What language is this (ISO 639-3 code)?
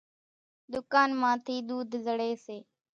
gjk